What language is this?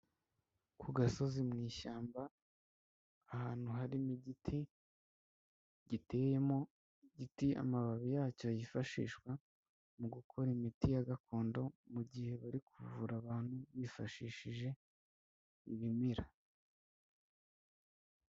Kinyarwanda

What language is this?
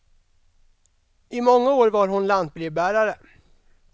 Swedish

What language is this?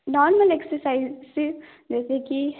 Hindi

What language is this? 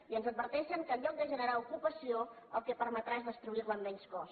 Catalan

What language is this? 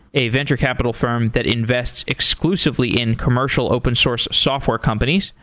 English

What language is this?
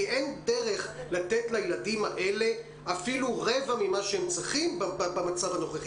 Hebrew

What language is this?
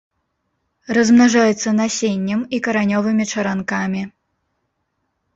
Belarusian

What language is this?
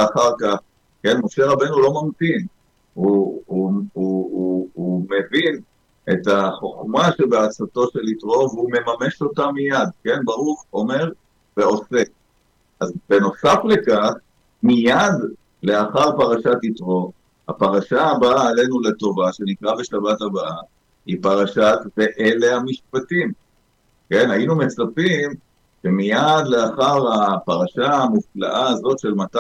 Hebrew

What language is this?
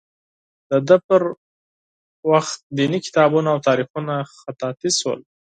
Pashto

